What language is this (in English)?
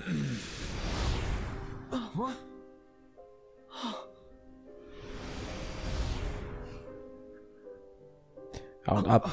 German